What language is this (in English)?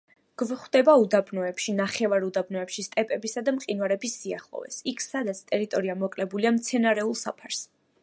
Georgian